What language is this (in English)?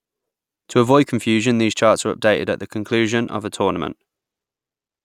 English